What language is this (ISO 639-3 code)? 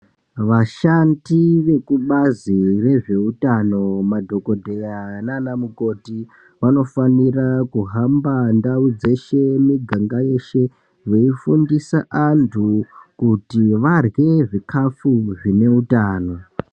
ndc